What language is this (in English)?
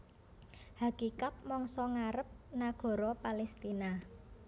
Javanese